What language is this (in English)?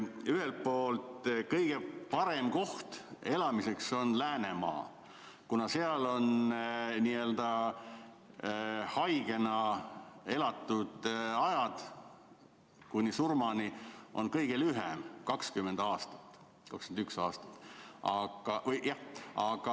Estonian